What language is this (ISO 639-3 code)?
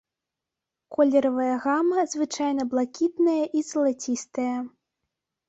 bel